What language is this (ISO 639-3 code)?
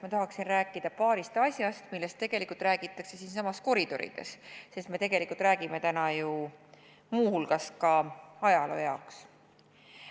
est